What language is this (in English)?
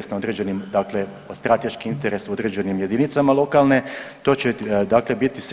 Croatian